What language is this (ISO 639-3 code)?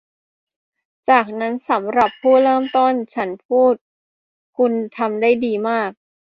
tha